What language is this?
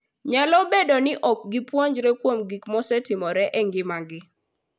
Luo (Kenya and Tanzania)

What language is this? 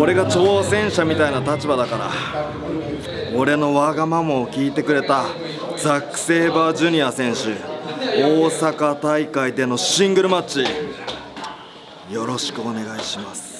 Japanese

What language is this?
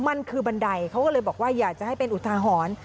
Thai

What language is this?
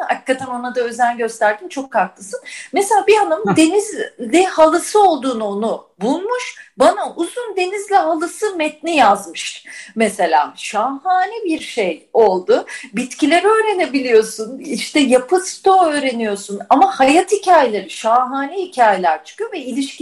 Turkish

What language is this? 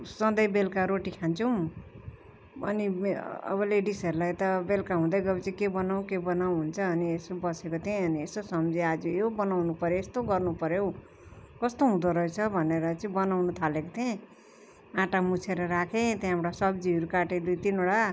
Nepali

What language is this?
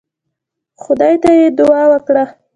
Pashto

